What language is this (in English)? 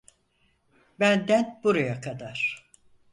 Turkish